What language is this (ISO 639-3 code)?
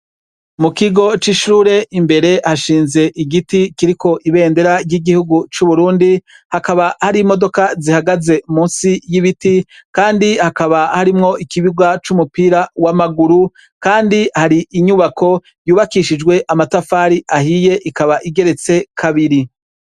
run